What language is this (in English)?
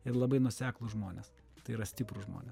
Lithuanian